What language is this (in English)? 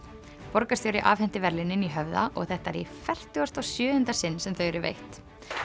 Icelandic